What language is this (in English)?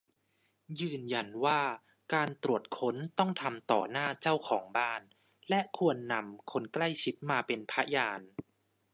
Thai